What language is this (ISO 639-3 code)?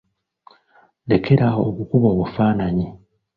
lug